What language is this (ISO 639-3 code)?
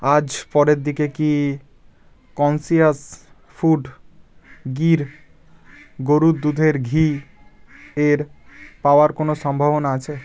ben